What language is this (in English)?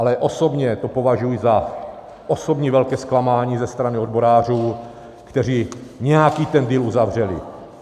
Czech